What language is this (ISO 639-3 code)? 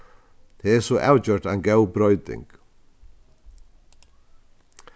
fao